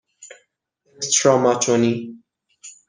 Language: Persian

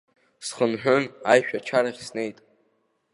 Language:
Abkhazian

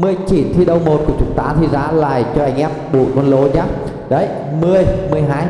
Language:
Vietnamese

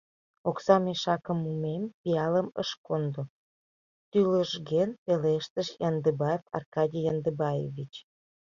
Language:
Mari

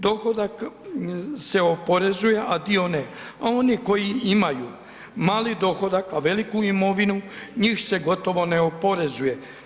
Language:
Croatian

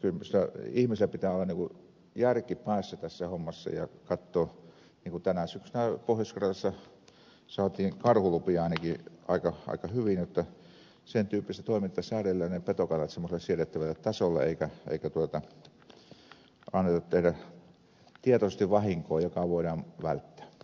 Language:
Finnish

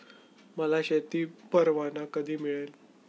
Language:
Marathi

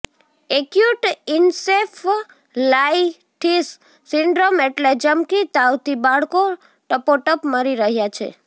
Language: Gujarati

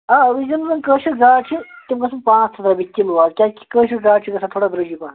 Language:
Kashmiri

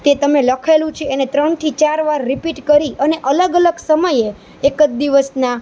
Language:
Gujarati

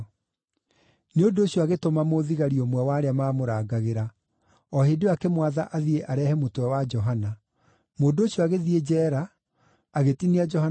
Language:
Kikuyu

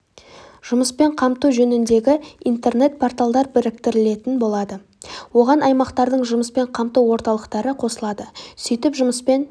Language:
Kazakh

